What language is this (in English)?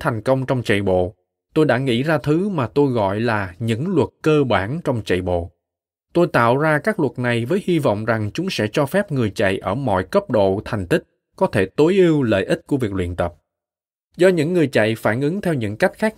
Vietnamese